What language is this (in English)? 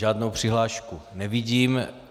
Czech